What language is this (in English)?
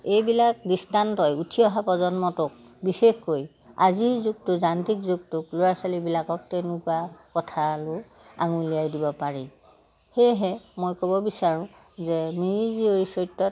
Assamese